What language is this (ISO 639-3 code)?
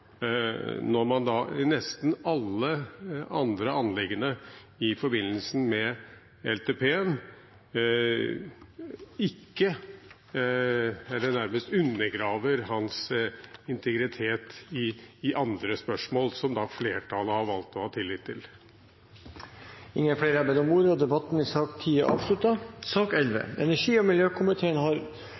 nob